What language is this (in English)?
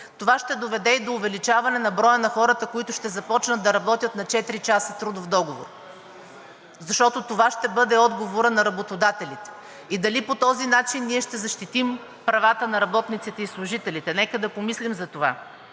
Bulgarian